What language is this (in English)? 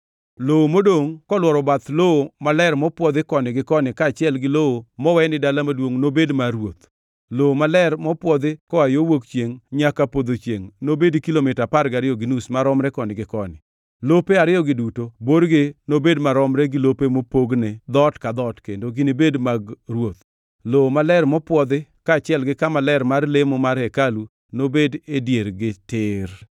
Luo (Kenya and Tanzania)